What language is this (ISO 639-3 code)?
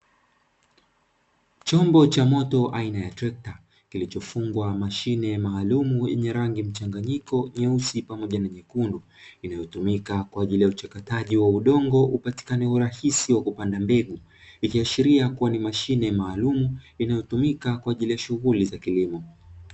swa